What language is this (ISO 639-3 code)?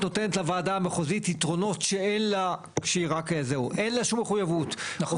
heb